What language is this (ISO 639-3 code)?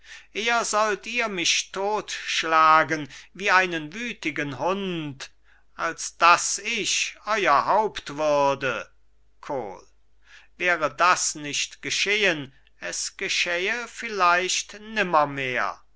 deu